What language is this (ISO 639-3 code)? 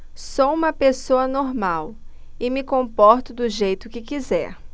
por